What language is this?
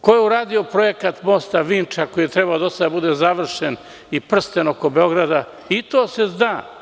Serbian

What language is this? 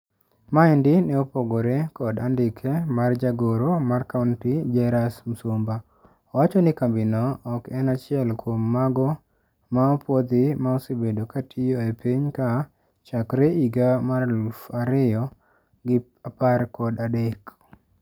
Luo (Kenya and Tanzania)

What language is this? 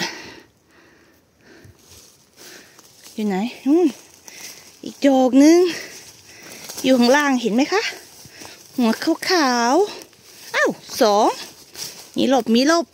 Thai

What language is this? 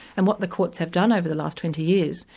English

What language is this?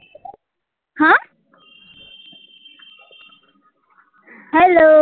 Gujarati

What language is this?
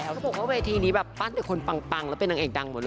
Thai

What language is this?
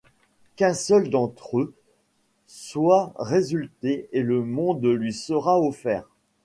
French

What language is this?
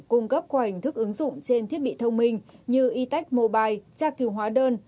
Vietnamese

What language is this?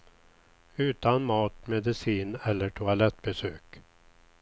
Swedish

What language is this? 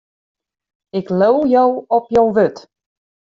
Western Frisian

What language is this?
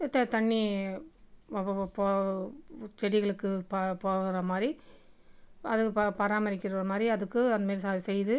Tamil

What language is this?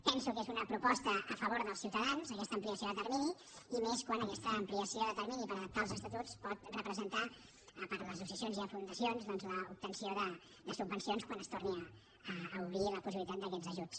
Catalan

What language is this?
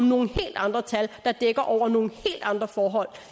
Danish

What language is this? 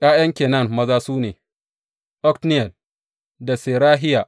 Hausa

